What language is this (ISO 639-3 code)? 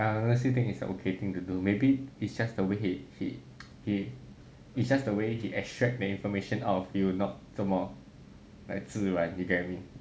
eng